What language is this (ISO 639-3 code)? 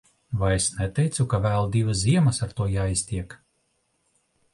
lav